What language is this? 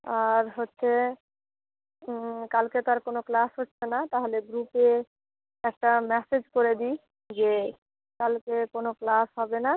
Bangla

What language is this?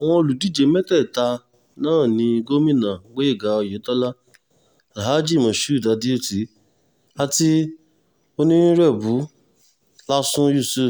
Yoruba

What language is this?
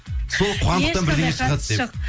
Kazakh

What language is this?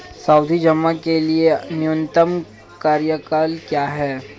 Hindi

